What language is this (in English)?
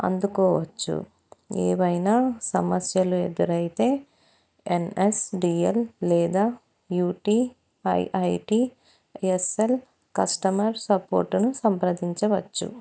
Telugu